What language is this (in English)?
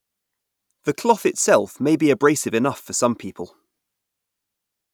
English